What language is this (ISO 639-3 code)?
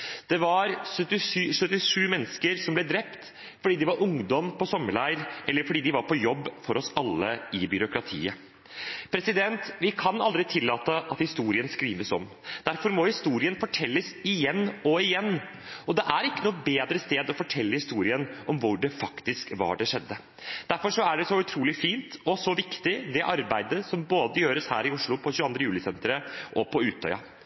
nob